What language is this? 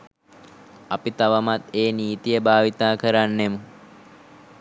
Sinhala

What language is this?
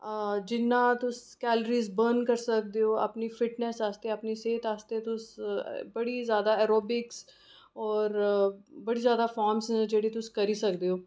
Dogri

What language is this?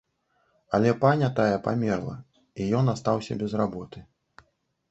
Belarusian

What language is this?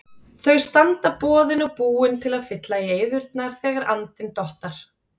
Icelandic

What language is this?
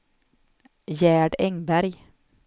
Swedish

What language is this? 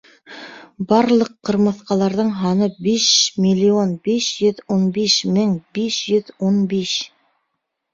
Bashkir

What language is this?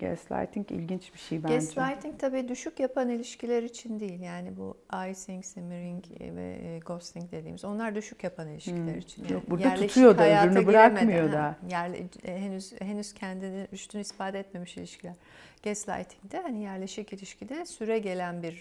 Turkish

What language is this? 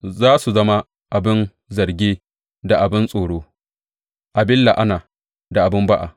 Hausa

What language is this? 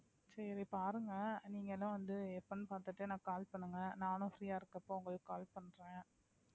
Tamil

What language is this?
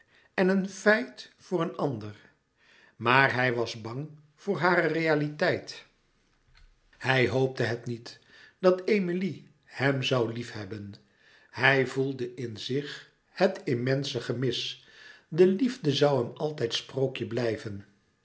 Dutch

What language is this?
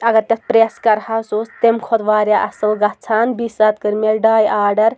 Kashmiri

